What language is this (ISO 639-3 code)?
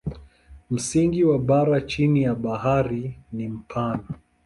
swa